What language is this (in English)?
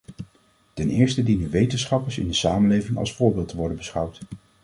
Dutch